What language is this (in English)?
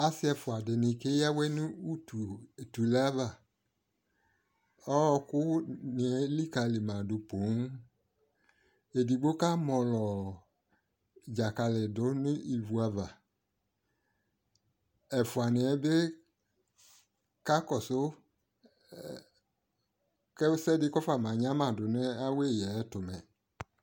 Ikposo